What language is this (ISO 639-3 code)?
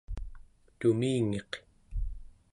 esu